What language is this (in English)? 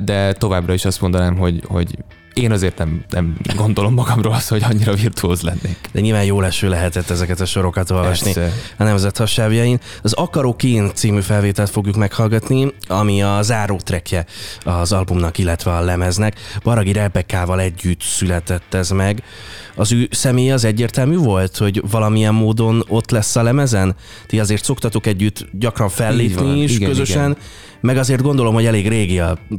Hungarian